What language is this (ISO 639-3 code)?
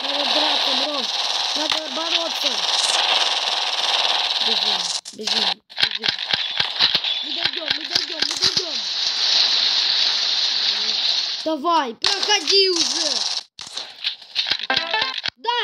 rus